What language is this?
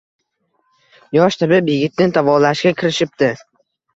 Uzbek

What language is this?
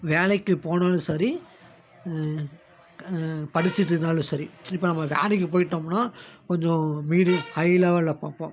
Tamil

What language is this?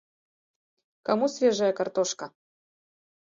Mari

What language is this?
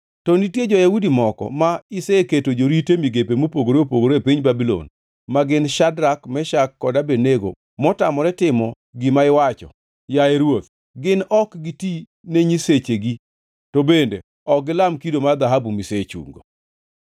Luo (Kenya and Tanzania)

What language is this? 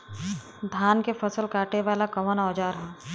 Bhojpuri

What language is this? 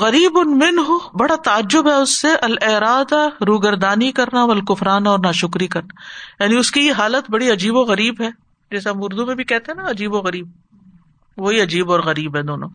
Urdu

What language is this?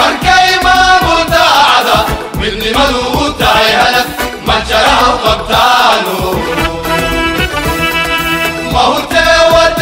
Arabic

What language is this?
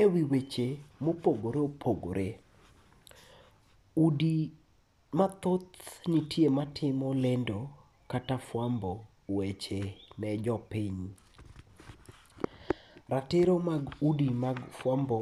Luo (Kenya and Tanzania)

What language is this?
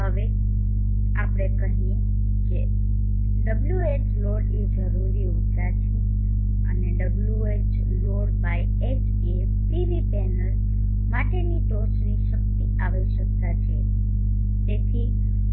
Gujarati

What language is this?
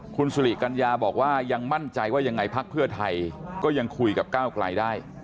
Thai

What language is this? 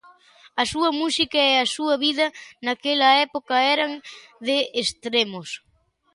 Galician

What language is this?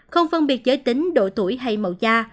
Vietnamese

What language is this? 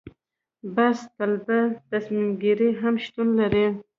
Pashto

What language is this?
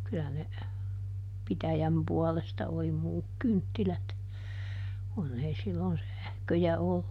Finnish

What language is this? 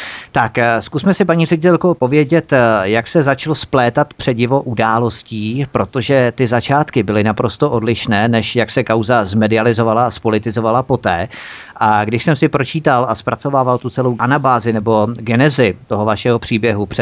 Czech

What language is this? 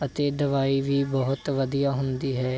Punjabi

